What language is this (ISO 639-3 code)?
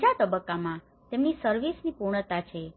guj